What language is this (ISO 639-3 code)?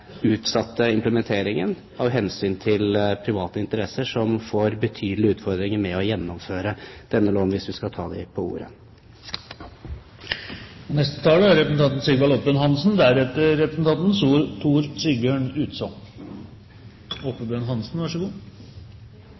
nor